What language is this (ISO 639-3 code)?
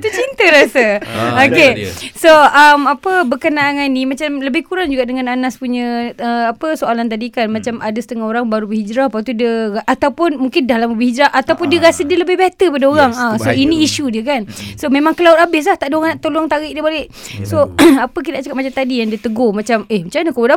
msa